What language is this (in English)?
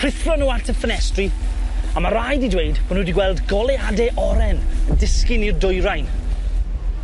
Welsh